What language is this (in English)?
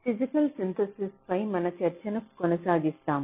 Telugu